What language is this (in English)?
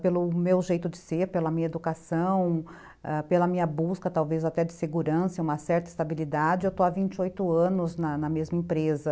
Portuguese